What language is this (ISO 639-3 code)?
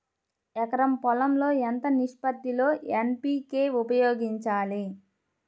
tel